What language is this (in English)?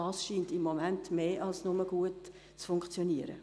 Swiss German